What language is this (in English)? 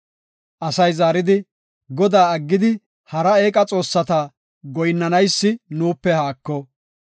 Gofa